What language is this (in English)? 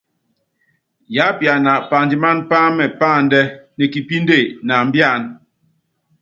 Yangben